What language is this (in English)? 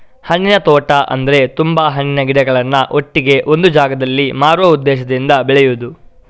Kannada